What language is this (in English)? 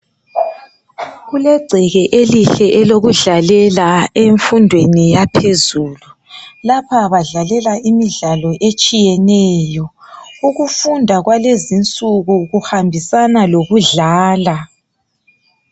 North Ndebele